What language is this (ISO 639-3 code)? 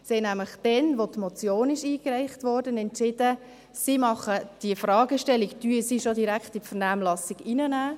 gsw